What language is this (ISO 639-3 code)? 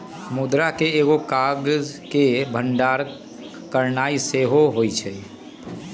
mag